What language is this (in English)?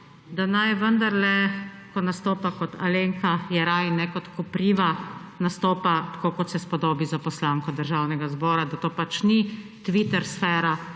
Slovenian